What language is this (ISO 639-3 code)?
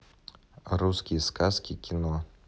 rus